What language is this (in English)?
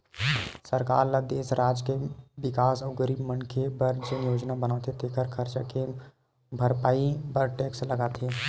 Chhattisgarhi